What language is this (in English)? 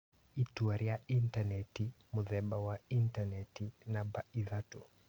Kikuyu